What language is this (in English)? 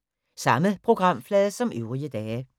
Danish